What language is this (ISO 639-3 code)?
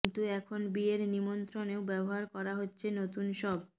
ben